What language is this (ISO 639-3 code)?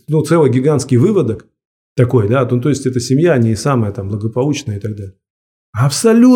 rus